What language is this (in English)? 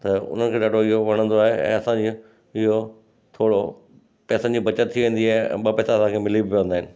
Sindhi